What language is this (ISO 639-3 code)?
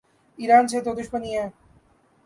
urd